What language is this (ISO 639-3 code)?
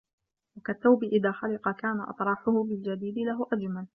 ara